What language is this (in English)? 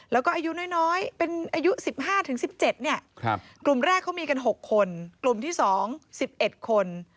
Thai